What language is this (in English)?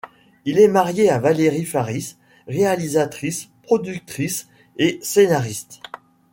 French